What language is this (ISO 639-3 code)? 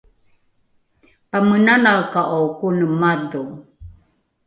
dru